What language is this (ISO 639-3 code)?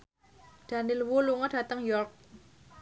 jav